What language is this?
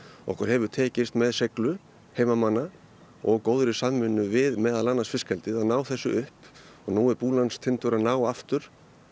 Icelandic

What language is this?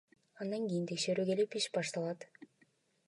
Kyrgyz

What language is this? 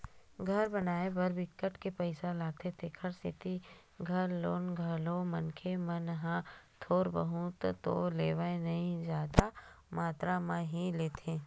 Chhattisgarhi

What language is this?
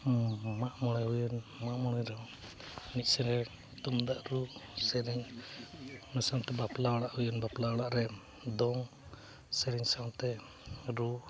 Santali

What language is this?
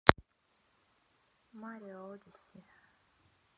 Russian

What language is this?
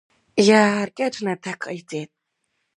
Abkhazian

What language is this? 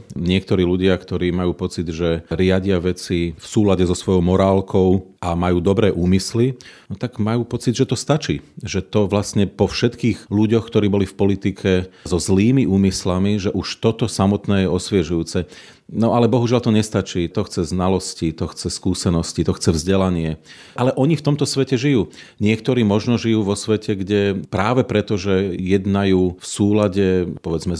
Slovak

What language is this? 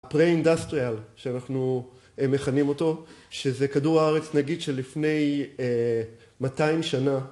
Hebrew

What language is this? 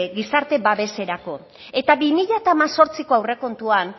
Basque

